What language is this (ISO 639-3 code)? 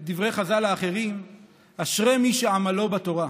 heb